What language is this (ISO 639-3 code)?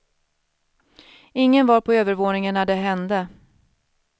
swe